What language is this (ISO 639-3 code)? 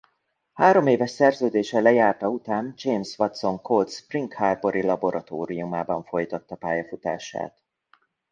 hun